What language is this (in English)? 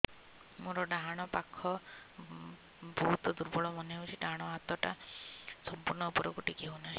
Odia